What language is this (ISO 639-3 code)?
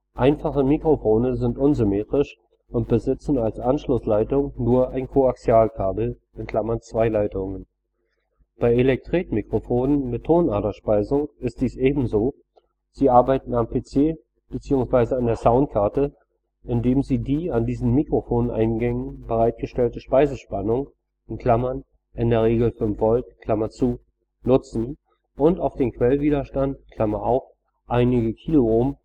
deu